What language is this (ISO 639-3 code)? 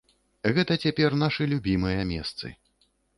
bel